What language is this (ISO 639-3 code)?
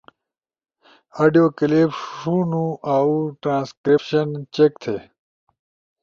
ush